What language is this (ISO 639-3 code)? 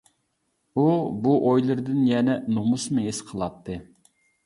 uig